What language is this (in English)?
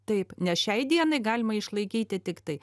Lithuanian